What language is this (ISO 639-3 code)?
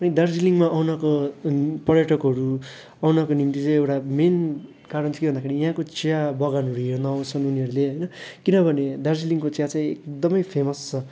nep